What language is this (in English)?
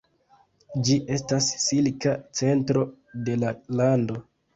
Esperanto